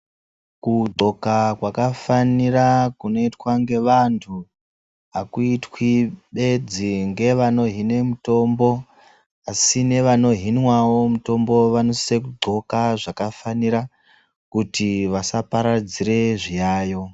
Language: Ndau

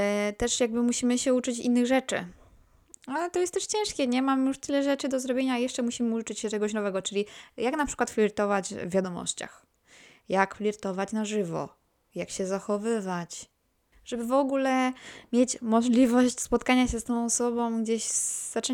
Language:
Polish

